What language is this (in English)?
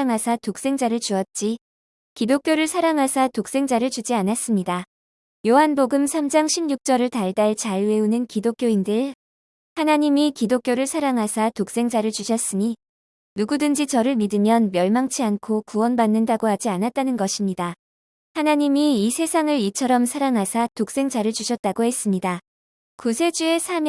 Korean